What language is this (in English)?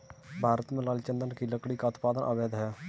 Hindi